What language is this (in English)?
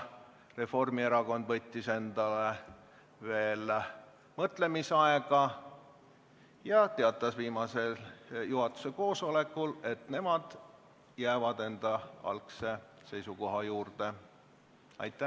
Estonian